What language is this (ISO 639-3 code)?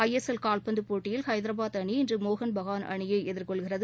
tam